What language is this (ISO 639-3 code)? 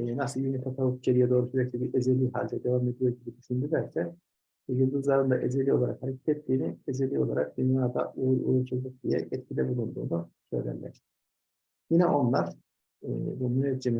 tur